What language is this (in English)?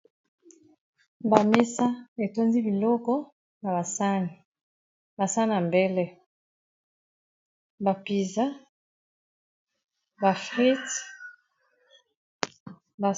Lingala